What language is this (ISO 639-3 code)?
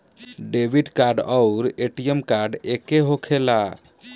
bho